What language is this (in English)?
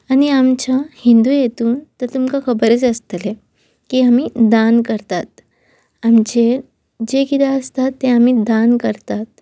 Konkani